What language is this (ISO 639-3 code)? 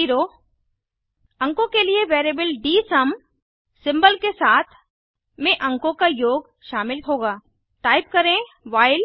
hin